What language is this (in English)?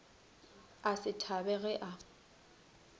Northern Sotho